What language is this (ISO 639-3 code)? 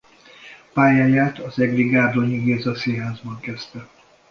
hun